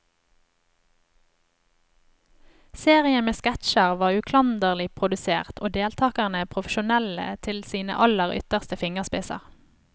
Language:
Norwegian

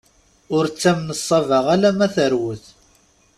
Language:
Kabyle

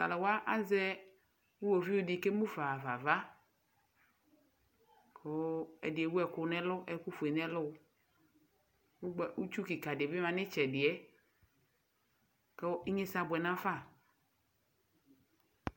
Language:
Ikposo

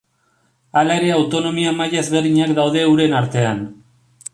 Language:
Basque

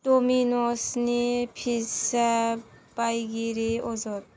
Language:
Bodo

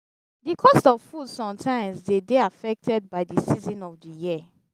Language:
Nigerian Pidgin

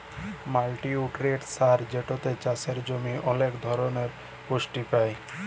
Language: Bangla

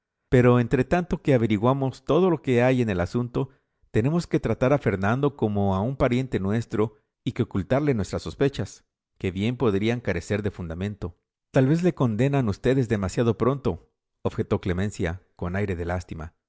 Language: Spanish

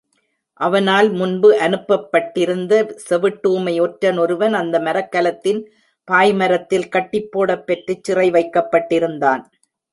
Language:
Tamil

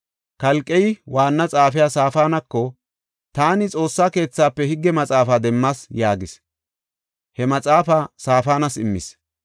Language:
Gofa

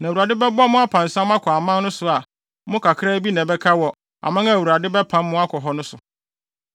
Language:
Akan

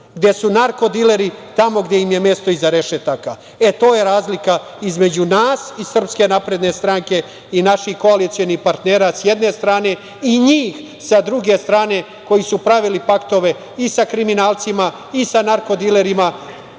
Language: Serbian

